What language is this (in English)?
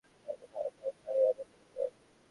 Bangla